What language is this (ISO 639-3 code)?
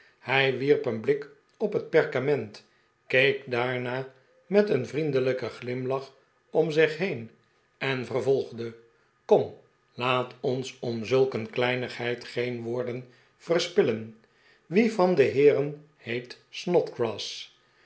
nld